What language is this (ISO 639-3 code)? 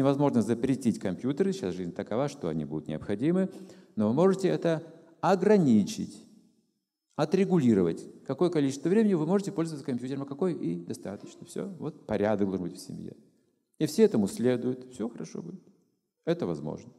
rus